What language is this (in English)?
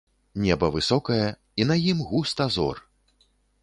Belarusian